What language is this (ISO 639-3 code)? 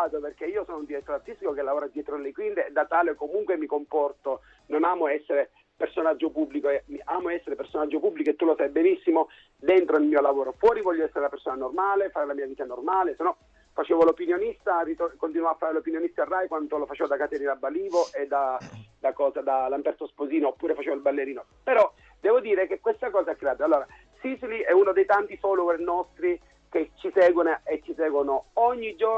ita